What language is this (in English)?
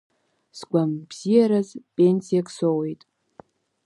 Abkhazian